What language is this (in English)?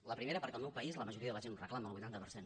Catalan